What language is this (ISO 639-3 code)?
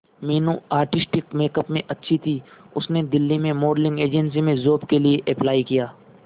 hin